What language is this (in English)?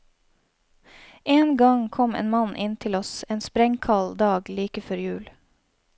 Norwegian